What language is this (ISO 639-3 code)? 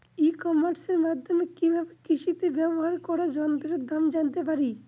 ben